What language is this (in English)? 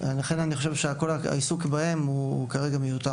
Hebrew